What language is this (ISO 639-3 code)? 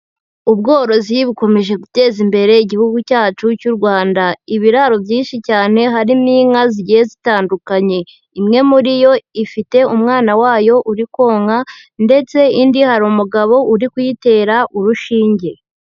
kin